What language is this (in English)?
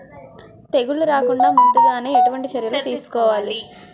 Telugu